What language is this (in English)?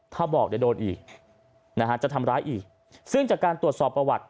Thai